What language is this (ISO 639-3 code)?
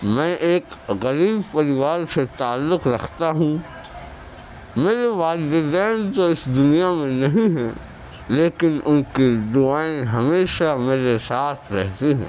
urd